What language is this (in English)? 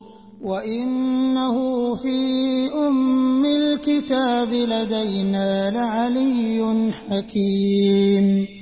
Arabic